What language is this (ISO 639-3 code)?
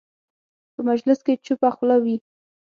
pus